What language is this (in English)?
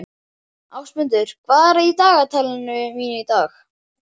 Icelandic